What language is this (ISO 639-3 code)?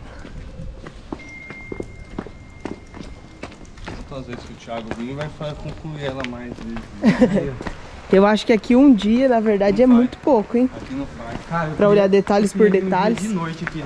por